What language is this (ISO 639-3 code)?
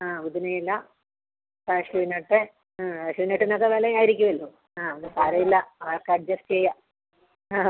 mal